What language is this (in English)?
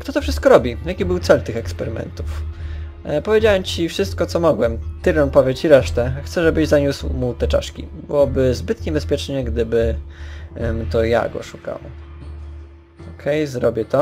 Polish